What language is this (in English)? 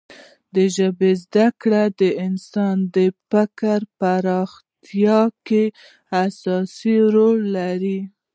Pashto